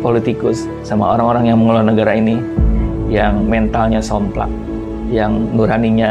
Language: Indonesian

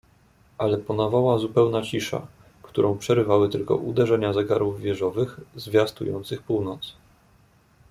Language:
Polish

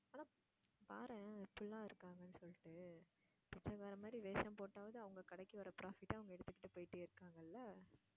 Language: Tamil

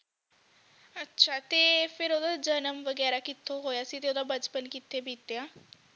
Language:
Punjabi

